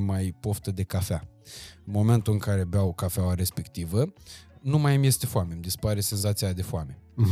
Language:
Romanian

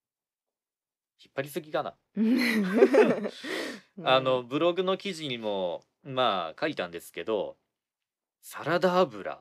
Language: Japanese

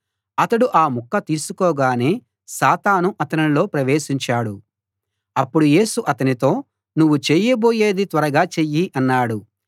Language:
Telugu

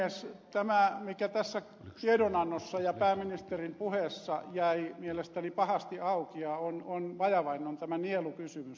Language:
Finnish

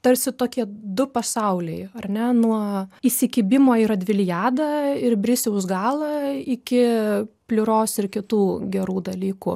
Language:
Lithuanian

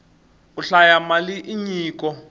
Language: Tsonga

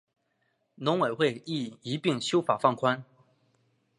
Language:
Chinese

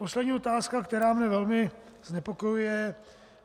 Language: Czech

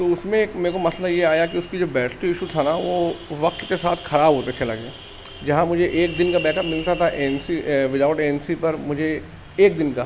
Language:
Urdu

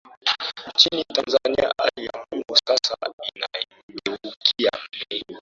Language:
Swahili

